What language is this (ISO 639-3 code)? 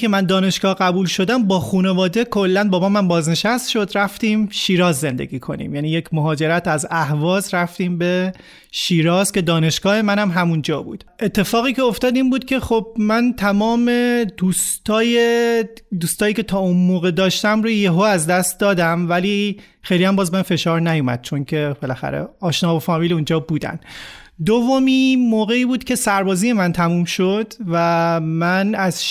fas